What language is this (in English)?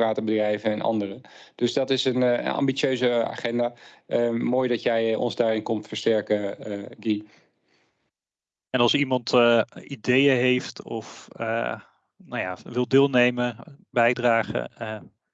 Dutch